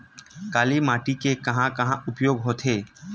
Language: Chhattisgarhi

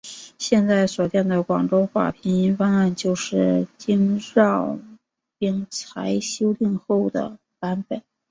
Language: Chinese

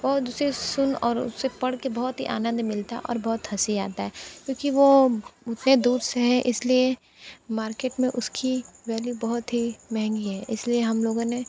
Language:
Hindi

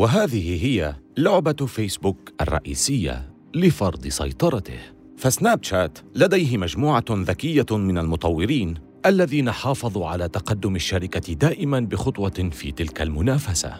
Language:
Arabic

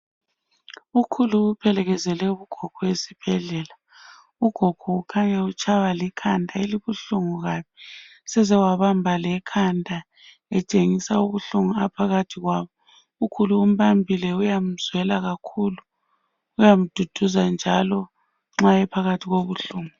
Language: North Ndebele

